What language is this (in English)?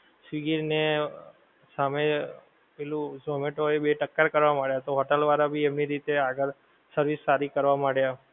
Gujarati